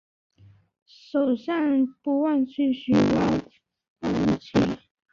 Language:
Chinese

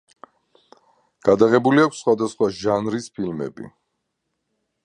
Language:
Georgian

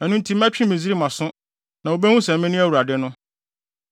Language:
Akan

